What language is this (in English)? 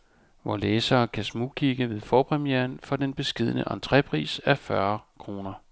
Danish